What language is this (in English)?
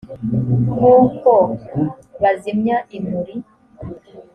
Kinyarwanda